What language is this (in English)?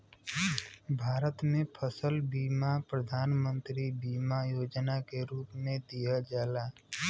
Bhojpuri